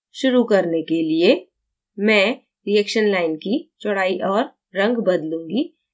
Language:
Hindi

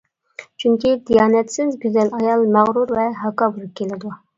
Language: Uyghur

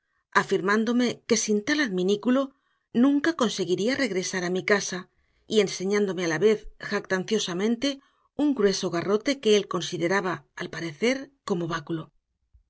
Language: Spanish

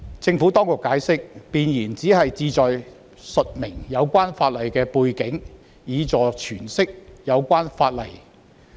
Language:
Cantonese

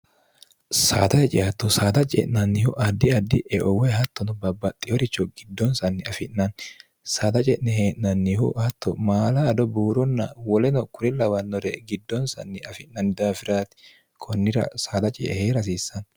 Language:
Sidamo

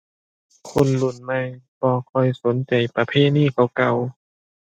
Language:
Thai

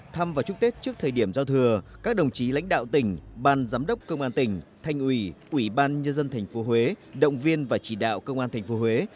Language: Vietnamese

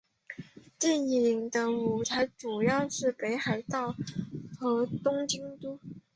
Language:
Chinese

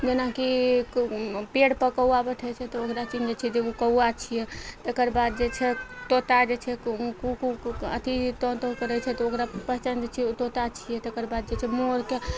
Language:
Maithili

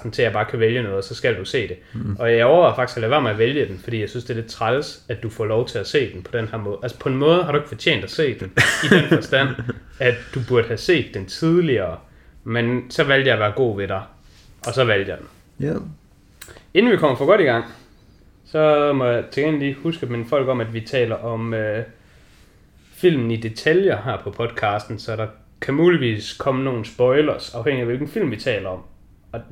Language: Danish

